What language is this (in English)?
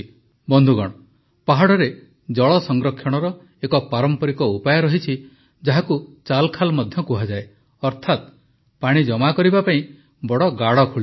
Odia